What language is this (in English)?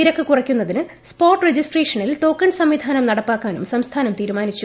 Malayalam